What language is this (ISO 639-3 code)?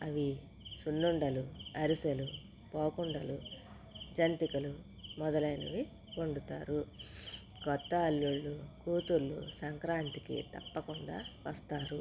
tel